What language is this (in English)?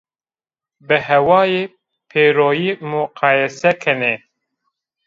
Zaza